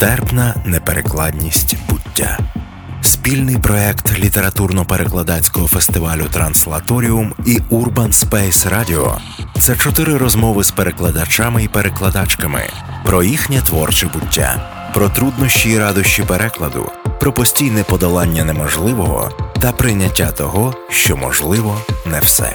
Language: Ukrainian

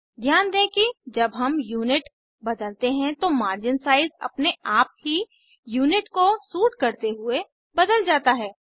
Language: Hindi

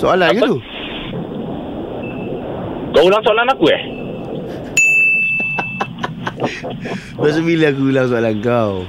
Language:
Malay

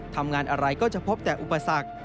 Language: Thai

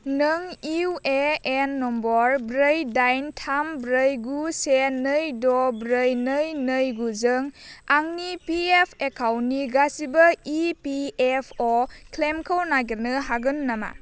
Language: Bodo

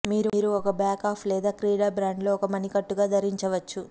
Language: Telugu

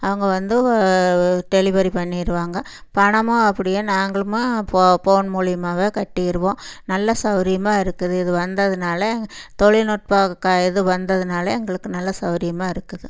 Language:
Tamil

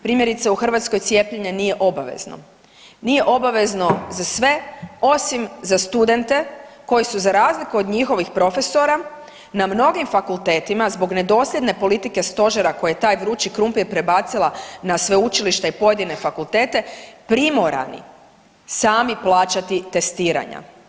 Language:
Croatian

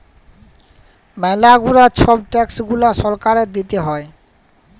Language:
Bangla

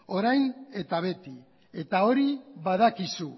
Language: Basque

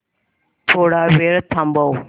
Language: Marathi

